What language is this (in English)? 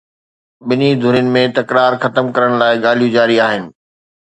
Sindhi